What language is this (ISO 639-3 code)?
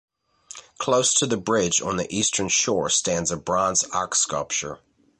eng